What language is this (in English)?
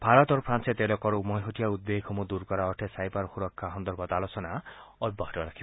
Assamese